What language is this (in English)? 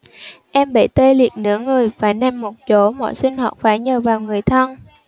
Vietnamese